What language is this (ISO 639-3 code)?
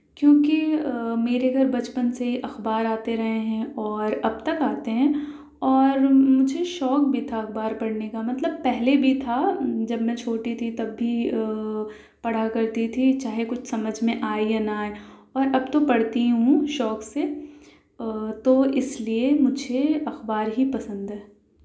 urd